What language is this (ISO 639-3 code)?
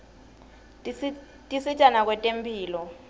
ssw